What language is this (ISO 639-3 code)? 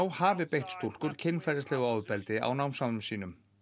isl